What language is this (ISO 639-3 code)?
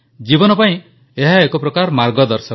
ori